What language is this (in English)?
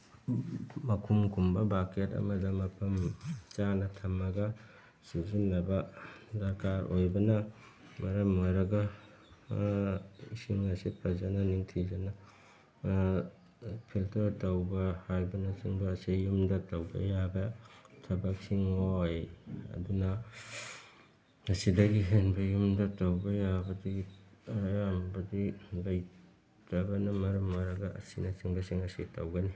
Manipuri